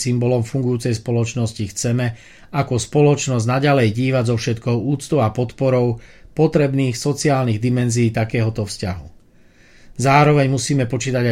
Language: Slovak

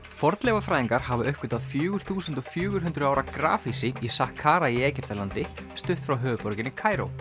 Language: Icelandic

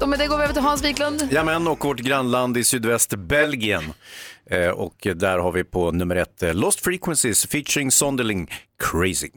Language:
Swedish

